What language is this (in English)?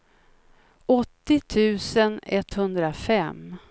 Swedish